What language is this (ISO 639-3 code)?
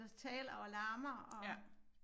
dan